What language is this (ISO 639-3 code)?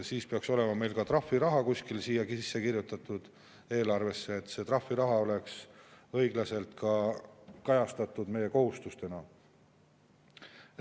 est